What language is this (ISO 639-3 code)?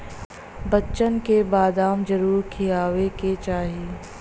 bho